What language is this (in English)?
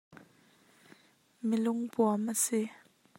Hakha Chin